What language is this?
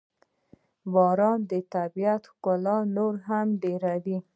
Pashto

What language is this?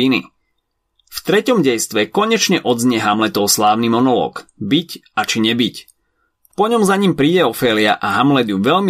Slovak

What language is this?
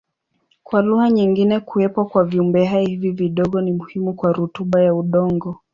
Swahili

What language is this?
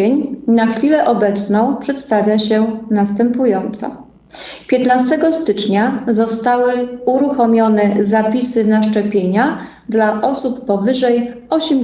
Polish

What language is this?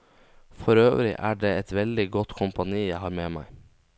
Norwegian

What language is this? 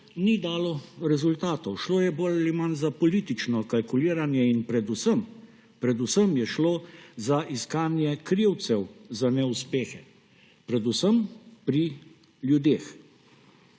Slovenian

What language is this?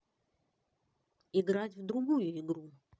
Russian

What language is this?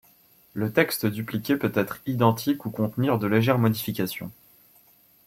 French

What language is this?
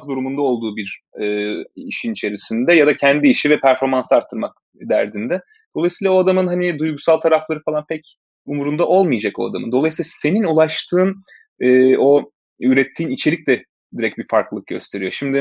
Turkish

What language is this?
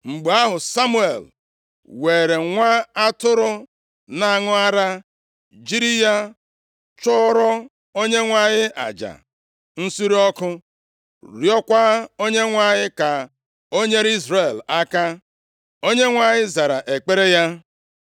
Igbo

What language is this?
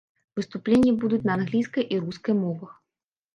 Belarusian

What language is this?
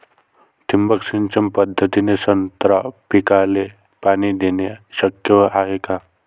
Marathi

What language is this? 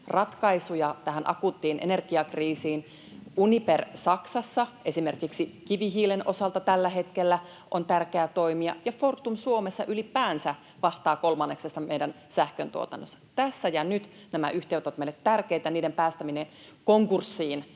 Finnish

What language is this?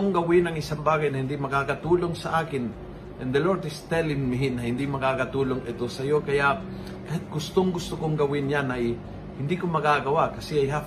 Filipino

